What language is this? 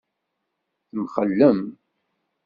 Kabyle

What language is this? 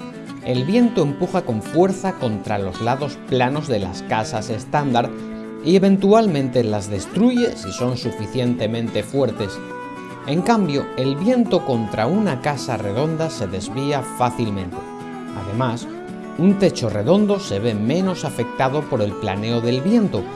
Spanish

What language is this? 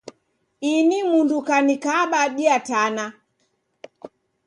Taita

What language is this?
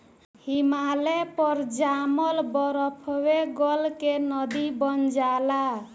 Bhojpuri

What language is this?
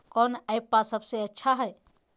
Magahi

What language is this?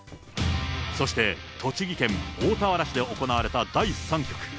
Japanese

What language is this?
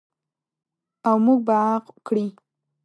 Pashto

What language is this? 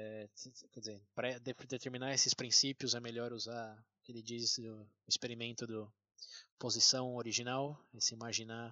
Portuguese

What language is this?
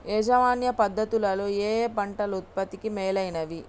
Telugu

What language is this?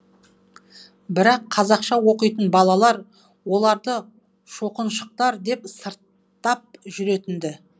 Kazakh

